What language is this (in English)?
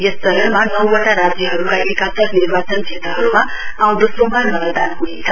Nepali